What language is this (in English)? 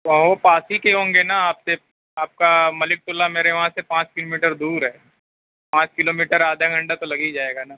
Urdu